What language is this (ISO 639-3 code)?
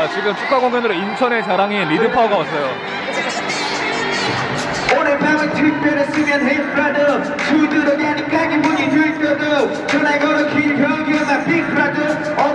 kor